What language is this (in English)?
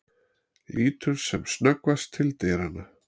Icelandic